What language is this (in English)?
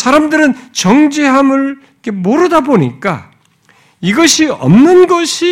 Korean